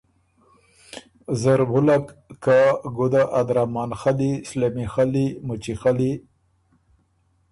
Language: Ormuri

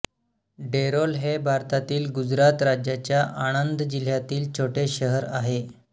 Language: Marathi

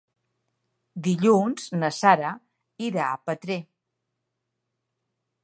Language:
Catalan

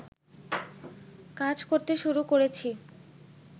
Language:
Bangla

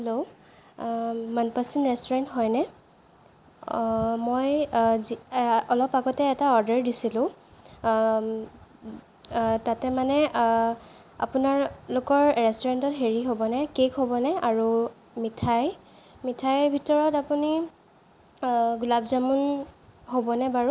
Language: Assamese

